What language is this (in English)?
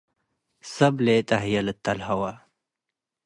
Tigre